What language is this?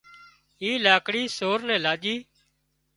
Wadiyara Koli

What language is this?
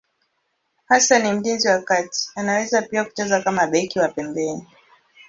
Swahili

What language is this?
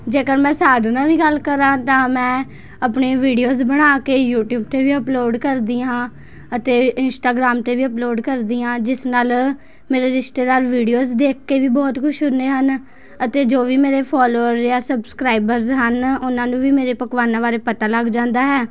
Punjabi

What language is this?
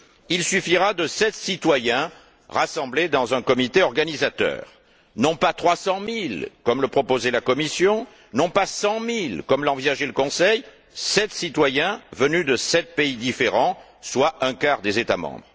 French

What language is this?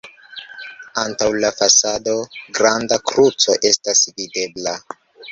Esperanto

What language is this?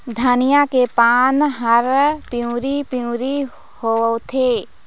Chhattisgarhi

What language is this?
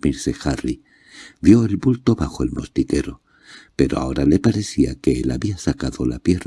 Spanish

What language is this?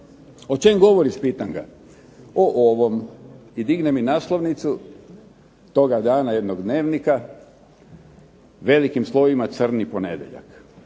Croatian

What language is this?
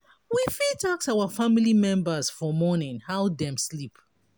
Nigerian Pidgin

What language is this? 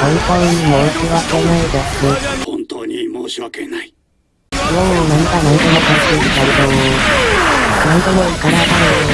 Japanese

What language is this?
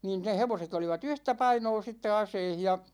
Finnish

